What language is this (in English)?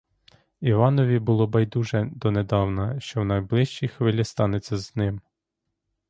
Ukrainian